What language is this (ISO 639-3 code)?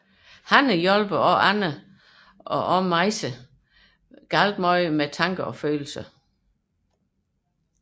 dan